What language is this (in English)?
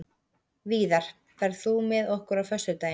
Icelandic